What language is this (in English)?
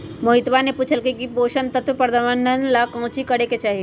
Magahi